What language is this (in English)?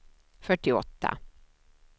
Swedish